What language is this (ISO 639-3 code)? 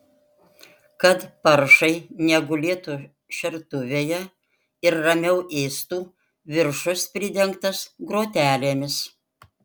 lit